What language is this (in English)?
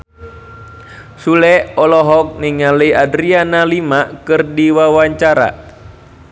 Sundanese